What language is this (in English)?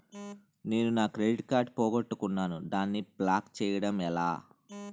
Telugu